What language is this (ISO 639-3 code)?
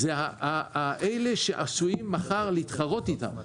heb